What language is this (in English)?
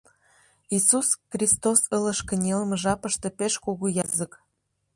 Mari